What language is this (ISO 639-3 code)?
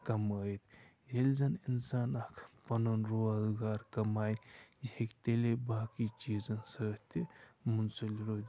kas